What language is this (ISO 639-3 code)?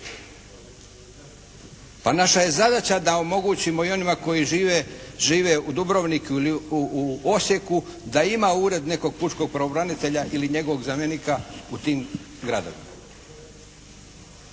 hrv